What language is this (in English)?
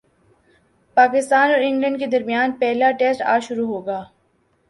Urdu